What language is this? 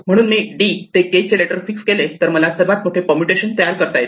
Marathi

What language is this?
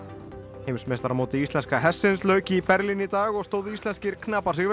Icelandic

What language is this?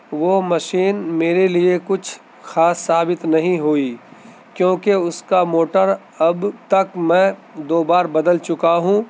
Urdu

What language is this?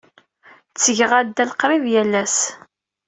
Kabyle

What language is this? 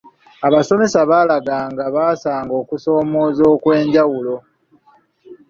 Ganda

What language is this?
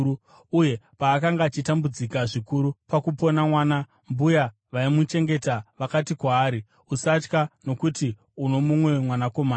Shona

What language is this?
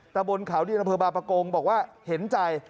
Thai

